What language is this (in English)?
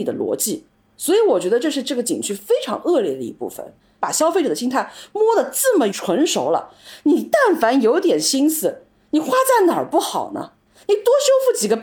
Chinese